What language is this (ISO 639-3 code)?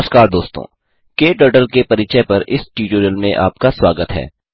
hin